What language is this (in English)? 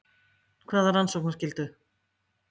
Icelandic